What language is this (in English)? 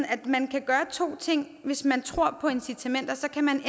Danish